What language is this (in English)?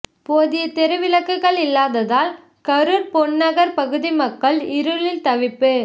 Tamil